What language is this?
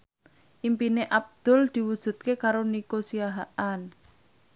Javanese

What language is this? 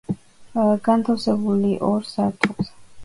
Georgian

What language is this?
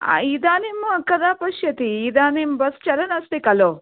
Sanskrit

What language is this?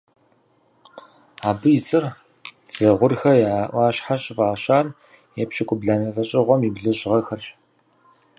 Kabardian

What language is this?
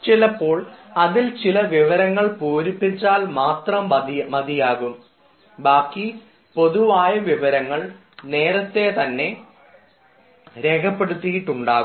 Malayalam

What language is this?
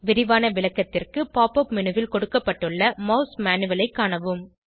Tamil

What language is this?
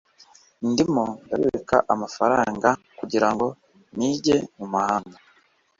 Kinyarwanda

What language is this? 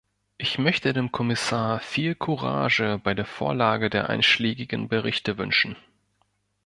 German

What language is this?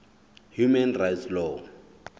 Southern Sotho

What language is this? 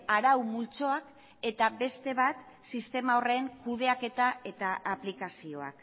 Basque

